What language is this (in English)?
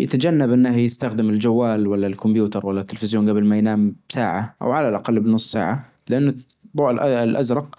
Najdi Arabic